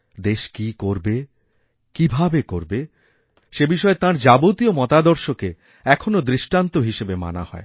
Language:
Bangla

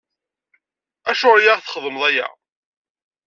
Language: Kabyle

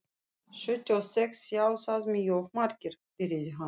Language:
Icelandic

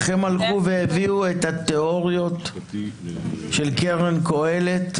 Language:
Hebrew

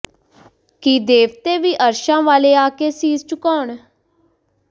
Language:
Punjabi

